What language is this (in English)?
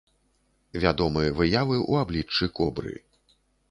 Belarusian